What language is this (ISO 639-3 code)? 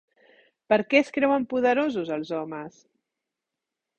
cat